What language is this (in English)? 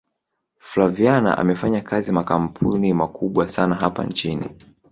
Swahili